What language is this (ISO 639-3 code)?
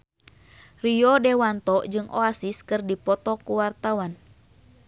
sun